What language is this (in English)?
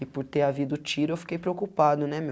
Portuguese